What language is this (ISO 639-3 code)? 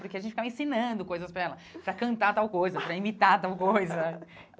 por